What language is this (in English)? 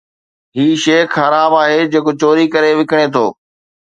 Sindhi